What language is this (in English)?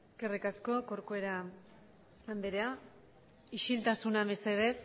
Basque